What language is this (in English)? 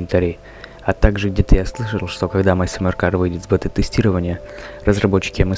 Russian